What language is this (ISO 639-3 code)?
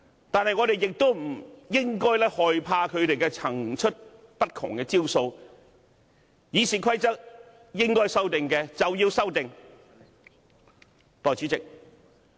yue